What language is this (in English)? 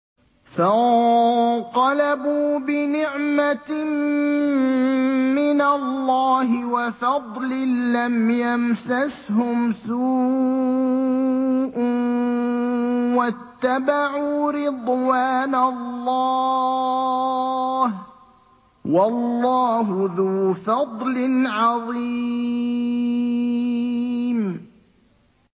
Arabic